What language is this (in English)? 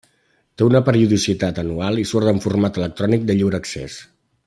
Catalan